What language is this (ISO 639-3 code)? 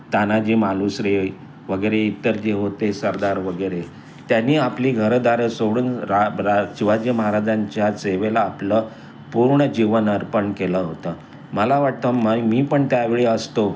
mar